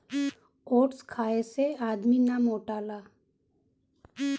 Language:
Bhojpuri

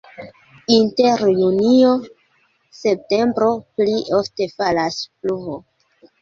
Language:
Esperanto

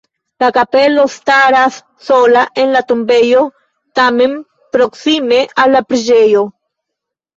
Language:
Esperanto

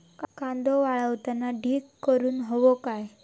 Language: Marathi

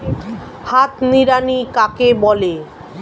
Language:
Bangla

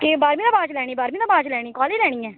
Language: Dogri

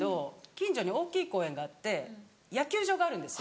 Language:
Japanese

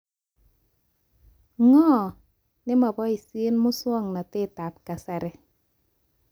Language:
Kalenjin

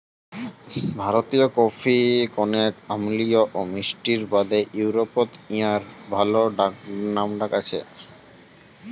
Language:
Bangla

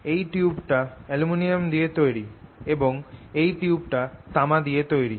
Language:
Bangla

